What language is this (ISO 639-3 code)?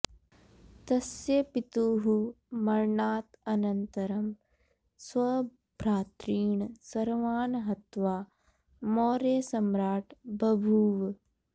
san